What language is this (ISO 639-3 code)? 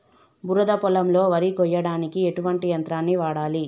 tel